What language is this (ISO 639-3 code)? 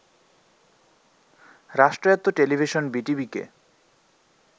ben